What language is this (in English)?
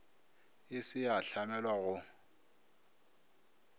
Northern Sotho